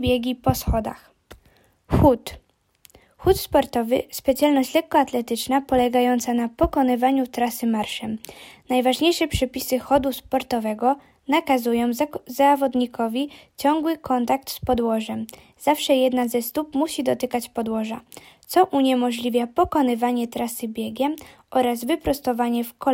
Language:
Polish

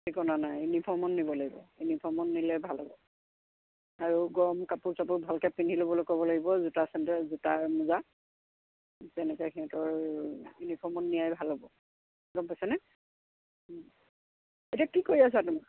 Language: Assamese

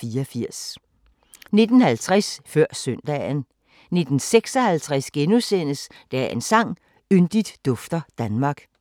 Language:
Danish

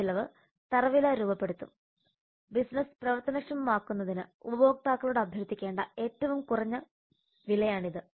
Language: Malayalam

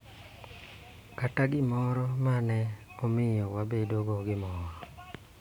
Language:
Luo (Kenya and Tanzania)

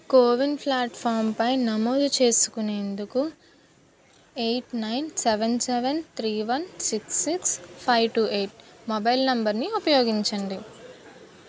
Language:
Telugu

